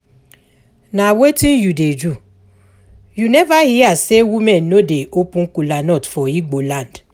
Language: Nigerian Pidgin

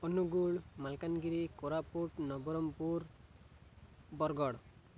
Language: Odia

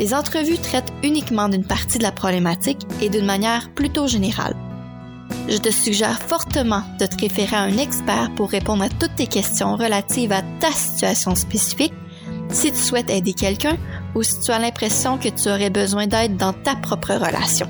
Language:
French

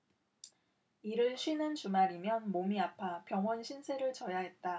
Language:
Korean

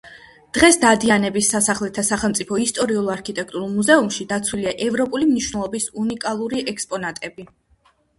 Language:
Georgian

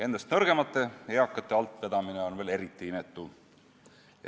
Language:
Estonian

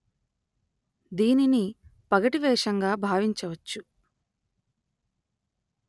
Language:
Telugu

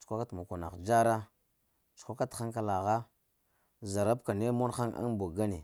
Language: Lamang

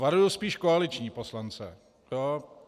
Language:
Czech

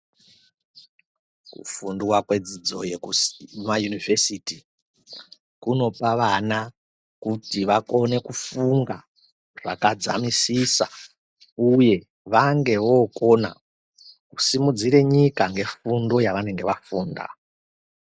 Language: Ndau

